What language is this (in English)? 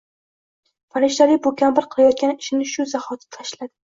Uzbek